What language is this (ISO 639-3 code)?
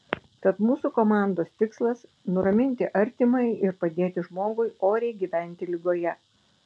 lit